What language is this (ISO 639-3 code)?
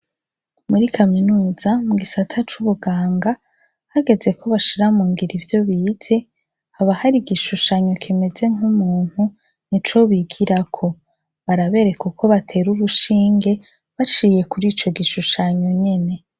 run